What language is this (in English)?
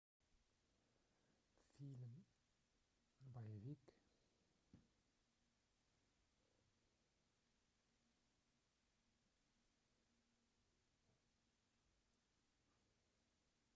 Russian